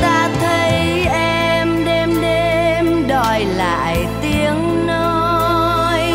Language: Vietnamese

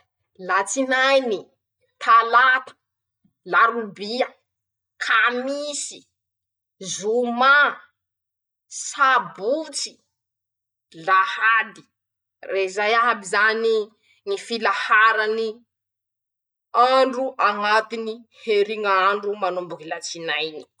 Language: Masikoro Malagasy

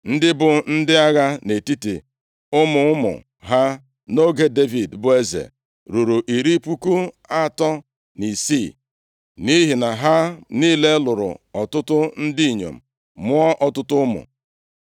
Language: Igbo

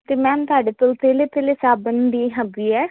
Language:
Punjabi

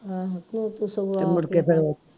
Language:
Punjabi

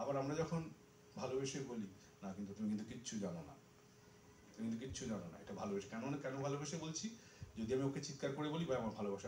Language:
Bangla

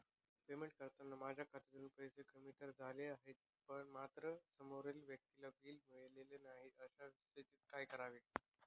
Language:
Marathi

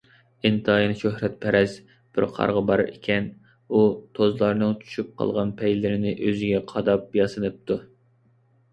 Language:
Uyghur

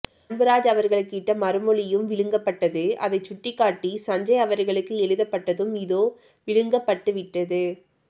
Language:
Tamil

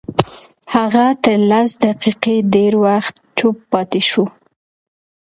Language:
Pashto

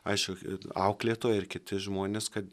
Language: Lithuanian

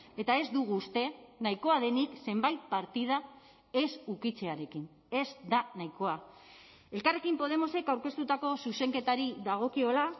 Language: Basque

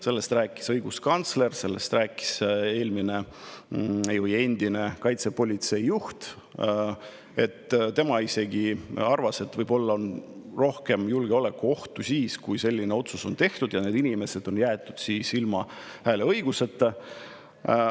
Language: Estonian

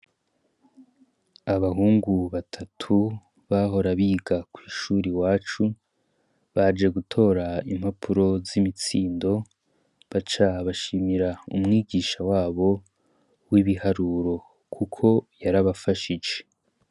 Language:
Rundi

